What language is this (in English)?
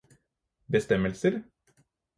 Norwegian Bokmål